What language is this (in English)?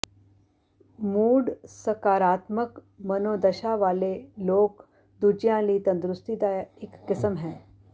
Punjabi